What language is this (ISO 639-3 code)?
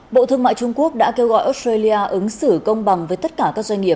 vie